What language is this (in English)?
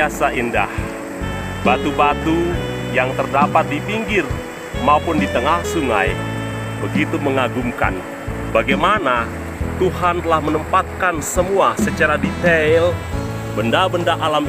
Indonesian